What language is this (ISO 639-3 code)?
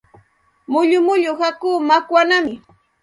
qxt